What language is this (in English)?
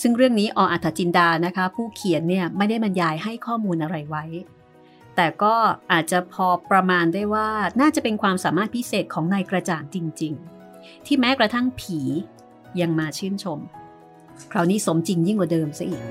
Thai